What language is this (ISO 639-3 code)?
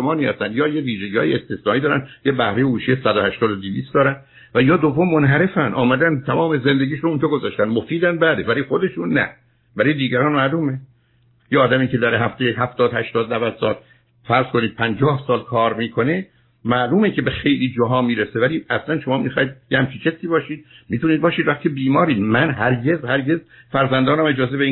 fas